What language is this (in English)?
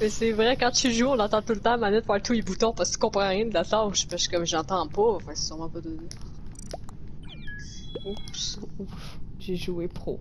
French